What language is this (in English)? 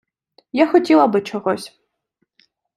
Ukrainian